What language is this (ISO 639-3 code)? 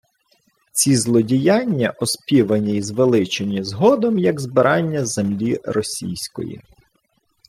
ukr